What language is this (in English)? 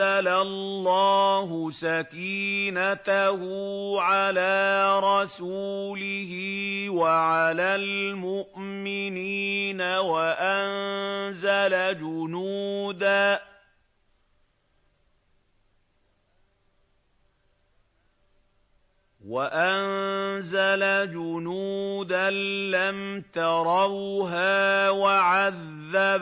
Arabic